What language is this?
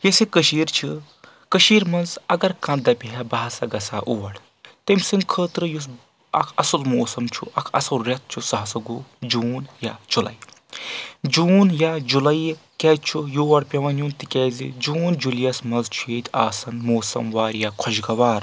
Kashmiri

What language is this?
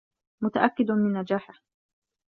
Arabic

